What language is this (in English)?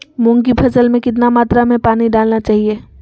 Magahi